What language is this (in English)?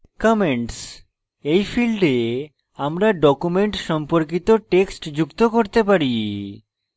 Bangla